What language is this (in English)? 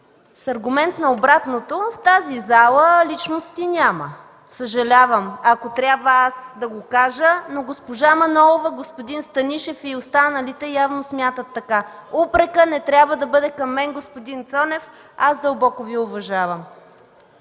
Bulgarian